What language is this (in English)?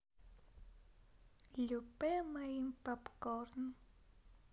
Russian